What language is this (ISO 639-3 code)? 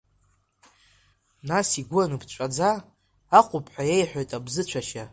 abk